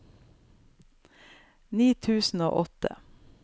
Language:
Norwegian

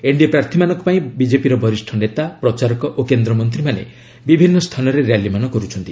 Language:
Odia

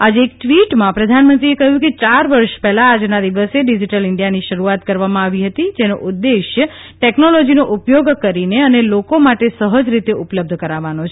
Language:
Gujarati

